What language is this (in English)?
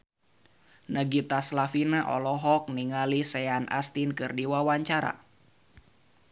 Sundanese